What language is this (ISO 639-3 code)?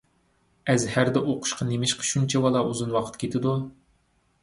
uig